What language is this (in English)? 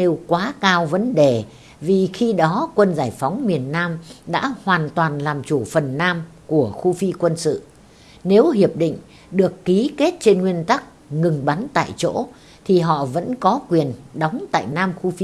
Vietnamese